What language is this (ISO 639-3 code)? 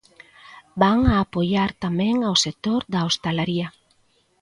glg